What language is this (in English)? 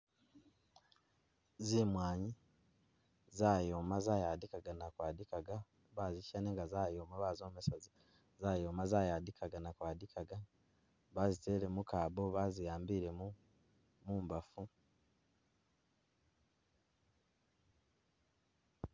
Masaaba